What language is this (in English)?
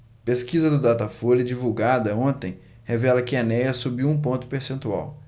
Portuguese